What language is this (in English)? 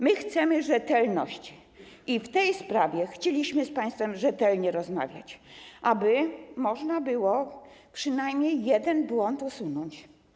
Polish